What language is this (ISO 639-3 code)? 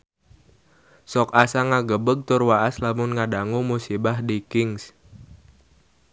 sun